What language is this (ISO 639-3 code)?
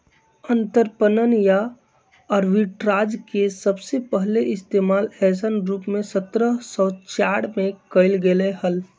mag